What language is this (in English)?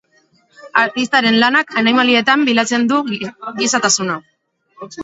Basque